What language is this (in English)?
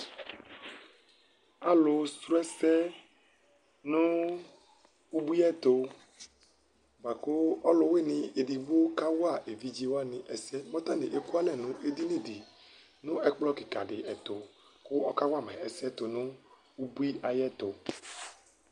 Ikposo